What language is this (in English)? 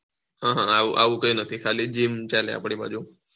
Gujarati